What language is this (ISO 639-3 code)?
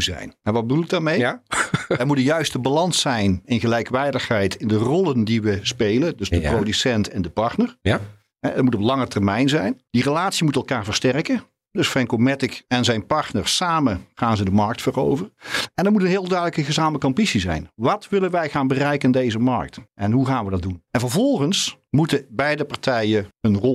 nld